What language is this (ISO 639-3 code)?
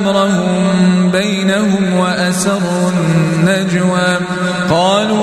ara